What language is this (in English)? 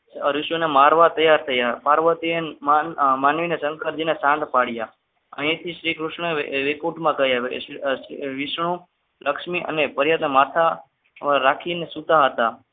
Gujarati